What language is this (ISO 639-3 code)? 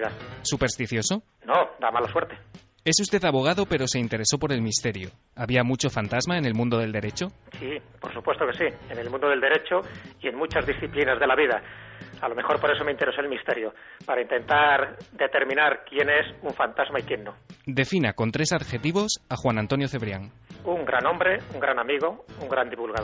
spa